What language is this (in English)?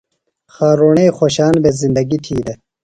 Phalura